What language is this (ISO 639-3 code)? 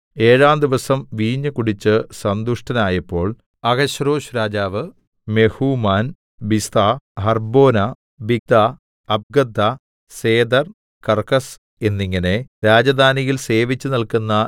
mal